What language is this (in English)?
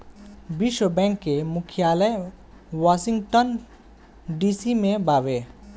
Bhojpuri